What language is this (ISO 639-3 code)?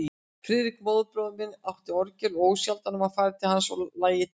isl